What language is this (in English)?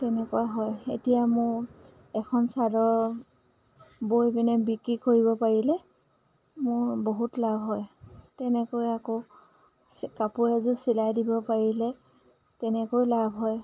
Assamese